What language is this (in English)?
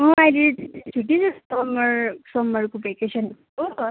Nepali